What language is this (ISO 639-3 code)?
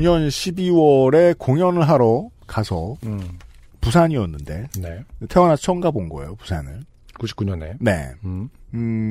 kor